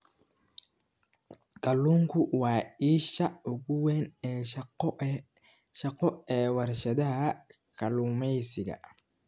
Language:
Somali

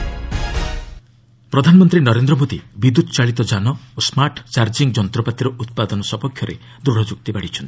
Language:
Odia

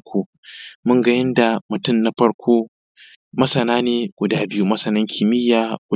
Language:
Hausa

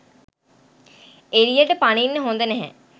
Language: Sinhala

